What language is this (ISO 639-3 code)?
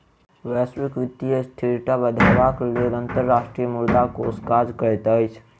mai